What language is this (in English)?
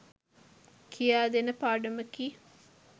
Sinhala